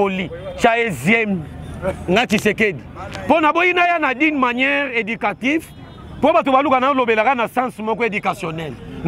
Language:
French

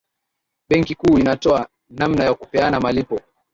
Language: Swahili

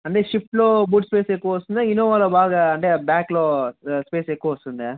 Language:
Telugu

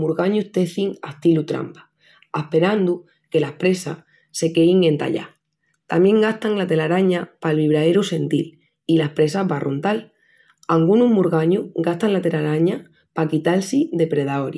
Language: Extremaduran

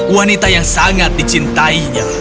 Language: Indonesian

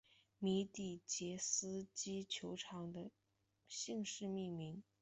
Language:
Chinese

